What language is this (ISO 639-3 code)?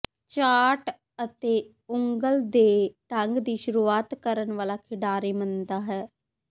pan